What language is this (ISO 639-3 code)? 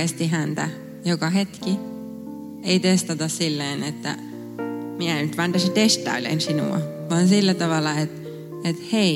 fin